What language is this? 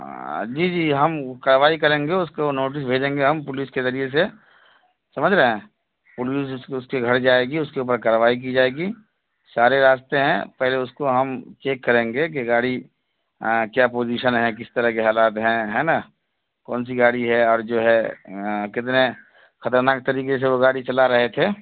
Urdu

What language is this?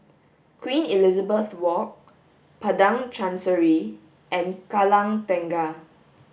English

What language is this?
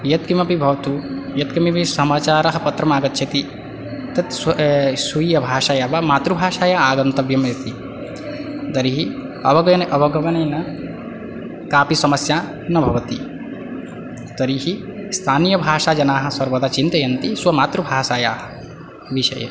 Sanskrit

